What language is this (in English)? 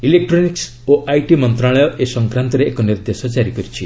Odia